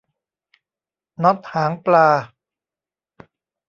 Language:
Thai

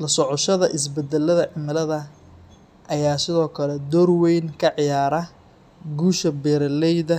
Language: Somali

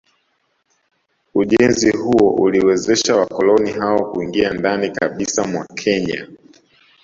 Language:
Swahili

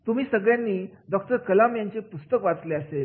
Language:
Marathi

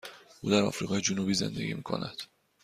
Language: Persian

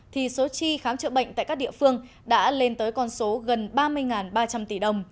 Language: Vietnamese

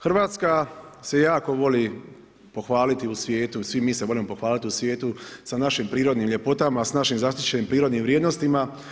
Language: Croatian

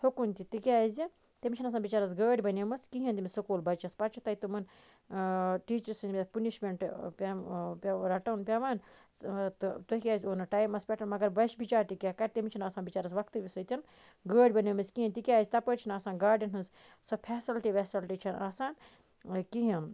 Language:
Kashmiri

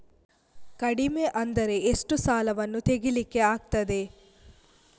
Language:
Kannada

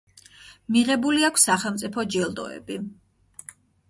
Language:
Georgian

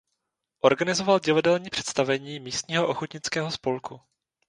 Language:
Czech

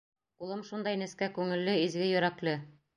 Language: Bashkir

